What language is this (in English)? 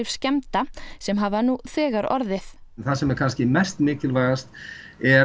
Icelandic